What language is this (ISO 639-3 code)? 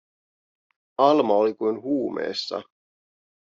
fin